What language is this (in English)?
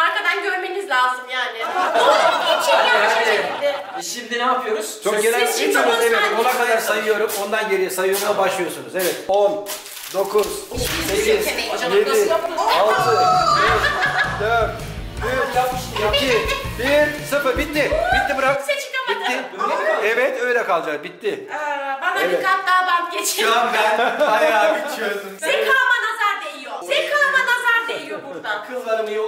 Turkish